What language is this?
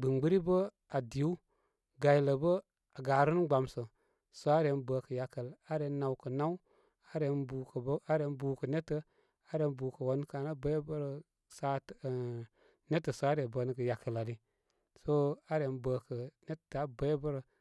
Koma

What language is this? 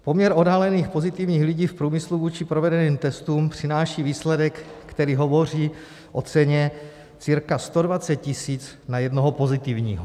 Czech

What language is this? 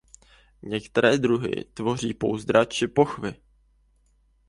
Czech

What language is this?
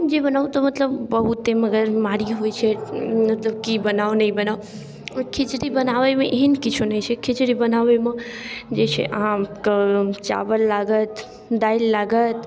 Maithili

